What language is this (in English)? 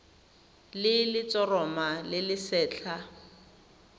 Tswana